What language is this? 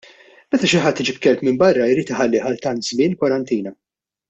Maltese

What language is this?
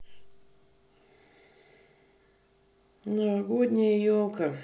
Russian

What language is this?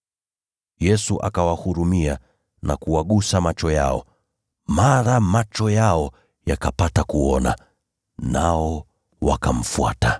Swahili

